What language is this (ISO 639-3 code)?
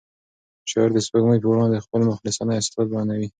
pus